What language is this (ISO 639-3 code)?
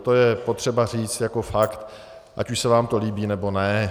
ces